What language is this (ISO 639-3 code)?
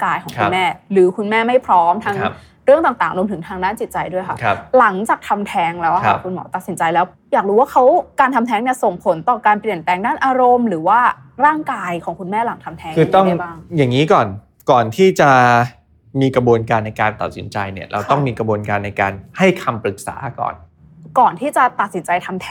tha